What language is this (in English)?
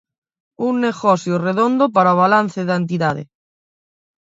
Galician